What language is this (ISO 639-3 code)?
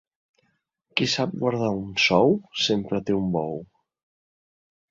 cat